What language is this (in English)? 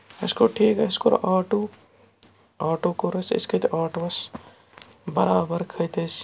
Kashmiri